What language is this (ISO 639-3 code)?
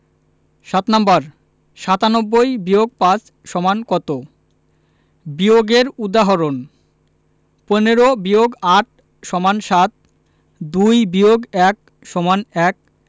ben